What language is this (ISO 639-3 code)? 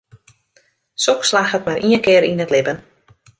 fry